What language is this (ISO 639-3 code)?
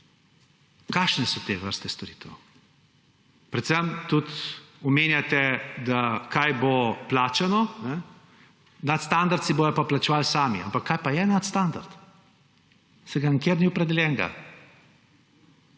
slv